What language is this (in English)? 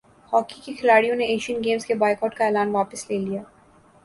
Urdu